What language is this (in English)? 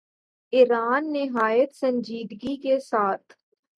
Urdu